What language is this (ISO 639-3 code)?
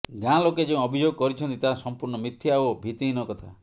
ori